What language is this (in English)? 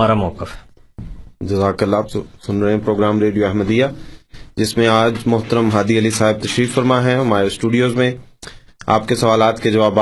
Urdu